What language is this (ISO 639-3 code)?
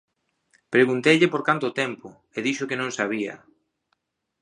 glg